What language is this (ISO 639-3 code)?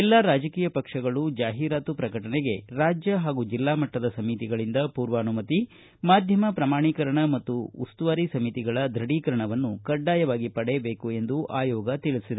kan